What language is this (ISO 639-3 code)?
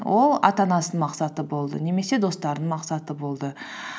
kaz